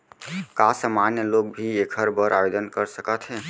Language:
Chhattisgarhi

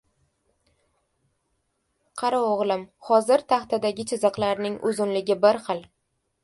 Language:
Uzbek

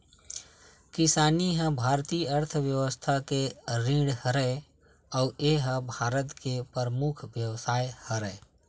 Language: Chhattisgarhi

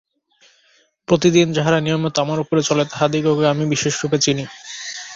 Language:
Bangla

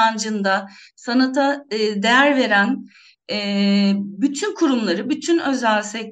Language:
Turkish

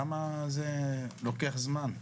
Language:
Hebrew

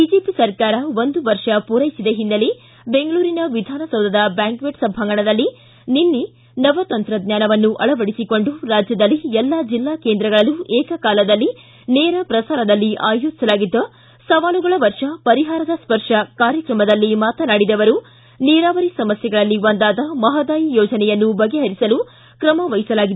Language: Kannada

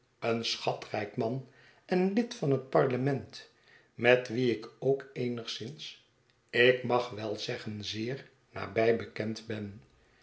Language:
Dutch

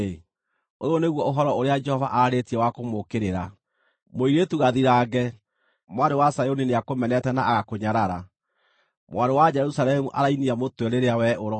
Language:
Kikuyu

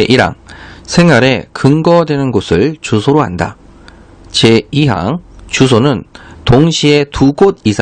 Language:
Korean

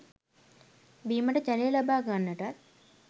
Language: Sinhala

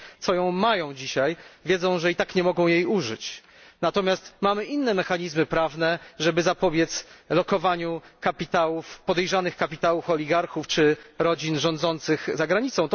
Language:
Polish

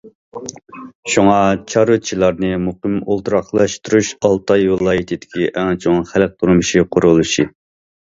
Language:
Uyghur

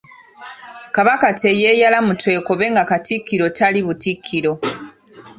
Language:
Ganda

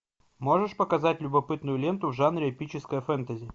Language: Russian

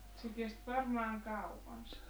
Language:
Finnish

